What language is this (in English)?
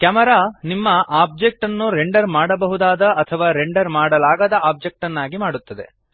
Kannada